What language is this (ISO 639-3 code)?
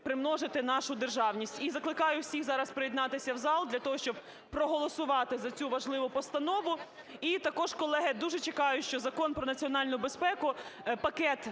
ukr